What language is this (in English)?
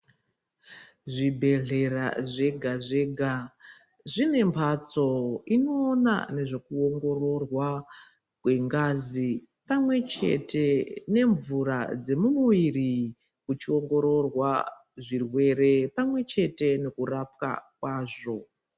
Ndau